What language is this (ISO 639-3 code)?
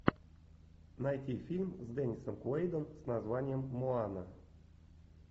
rus